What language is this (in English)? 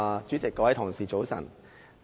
Cantonese